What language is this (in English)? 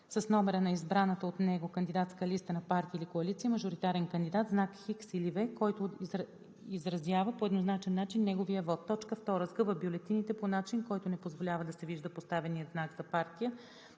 Bulgarian